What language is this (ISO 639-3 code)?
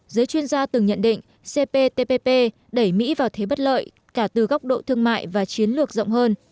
vie